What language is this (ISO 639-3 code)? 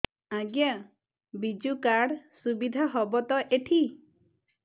ori